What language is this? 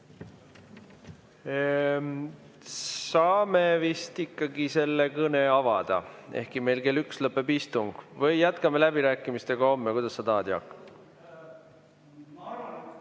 Estonian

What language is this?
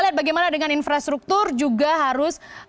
Indonesian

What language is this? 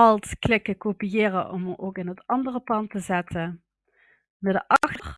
Dutch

